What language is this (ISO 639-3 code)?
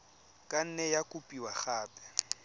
tsn